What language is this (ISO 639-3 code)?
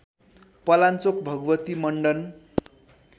nep